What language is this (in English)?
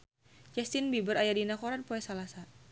Sundanese